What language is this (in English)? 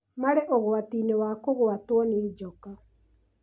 Kikuyu